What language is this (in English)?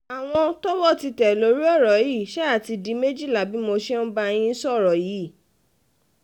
Yoruba